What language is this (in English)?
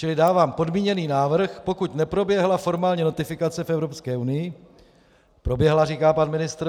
Czech